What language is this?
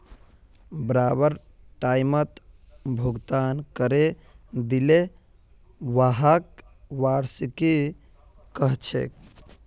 Magahi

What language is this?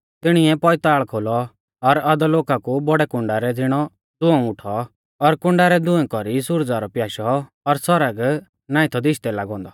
Mahasu Pahari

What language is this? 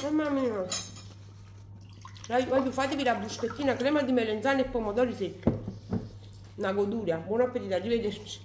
Italian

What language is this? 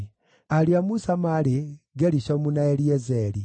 Kikuyu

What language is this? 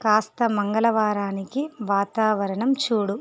Telugu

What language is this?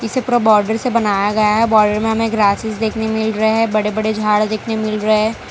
Hindi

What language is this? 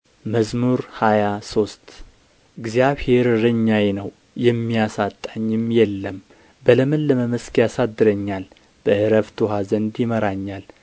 Amharic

